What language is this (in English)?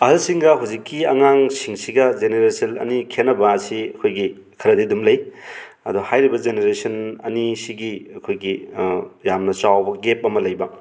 Manipuri